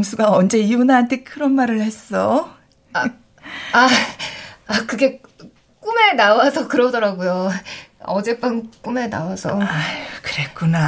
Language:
Korean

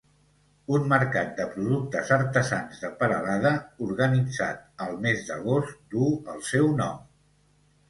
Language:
Catalan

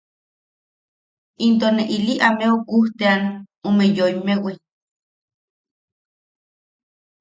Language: Yaqui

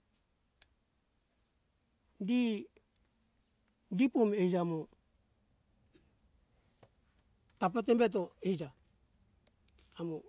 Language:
Hunjara-Kaina Ke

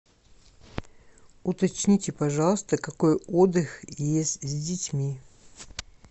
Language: Russian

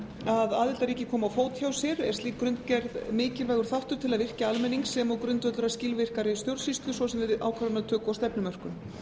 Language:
Icelandic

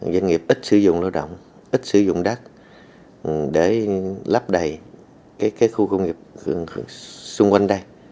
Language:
Vietnamese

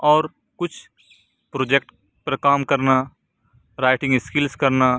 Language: Urdu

